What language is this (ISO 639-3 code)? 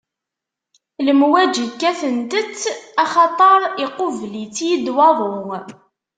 kab